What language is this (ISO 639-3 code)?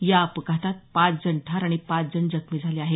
mar